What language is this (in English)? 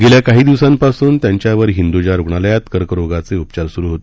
Marathi